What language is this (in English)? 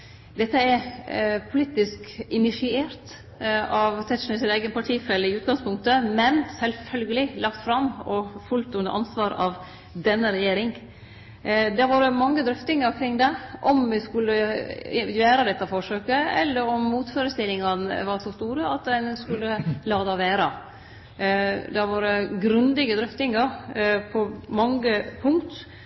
Norwegian Nynorsk